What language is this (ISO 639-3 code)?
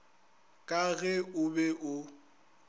nso